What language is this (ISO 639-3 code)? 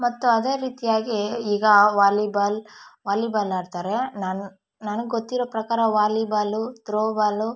kan